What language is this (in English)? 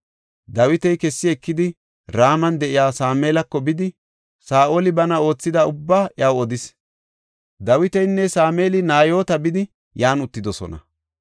Gofa